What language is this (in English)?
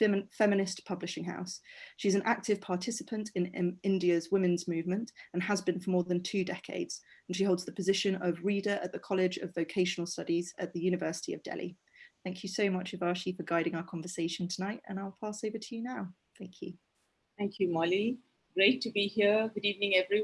English